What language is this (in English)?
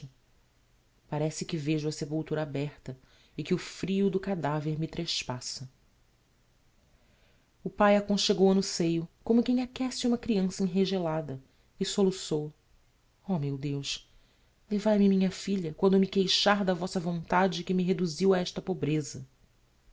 Portuguese